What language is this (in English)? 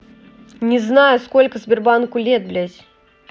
Russian